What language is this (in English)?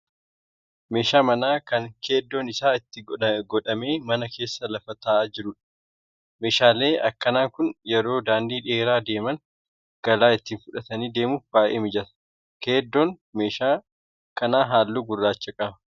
Oromo